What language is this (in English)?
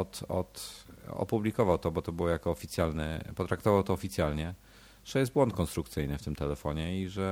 Polish